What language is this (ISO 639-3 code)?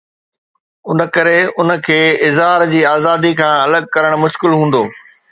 snd